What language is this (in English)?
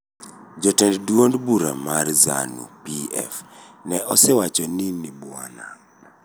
Luo (Kenya and Tanzania)